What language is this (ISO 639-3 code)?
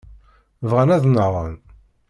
kab